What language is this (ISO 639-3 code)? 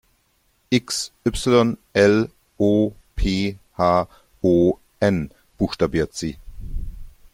deu